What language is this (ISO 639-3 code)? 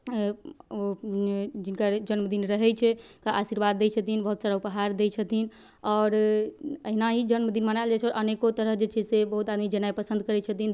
mai